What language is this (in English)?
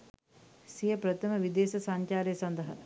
Sinhala